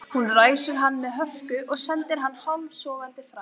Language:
Icelandic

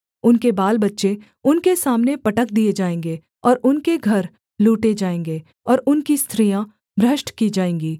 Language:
Hindi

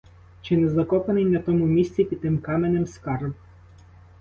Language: Ukrainian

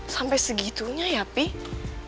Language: Indonesian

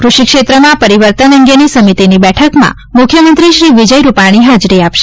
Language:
Gujarati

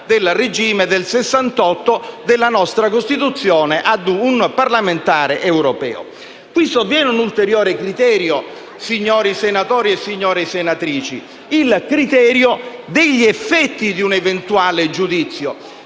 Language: Italian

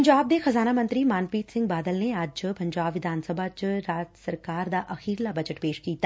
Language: Punjabi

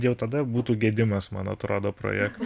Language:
Lithuanian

